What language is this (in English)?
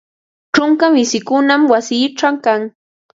Ambo-Pasco Quechua